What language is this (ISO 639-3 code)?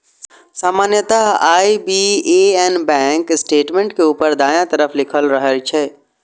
mai